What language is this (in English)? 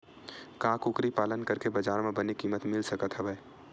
Chhattisgarhi